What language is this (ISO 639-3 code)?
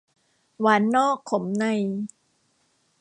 tha